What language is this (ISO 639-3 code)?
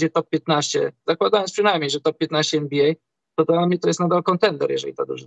pol